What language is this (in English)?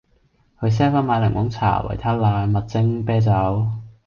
Cantonese